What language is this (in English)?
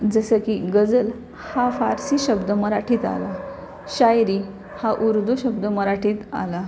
Marathi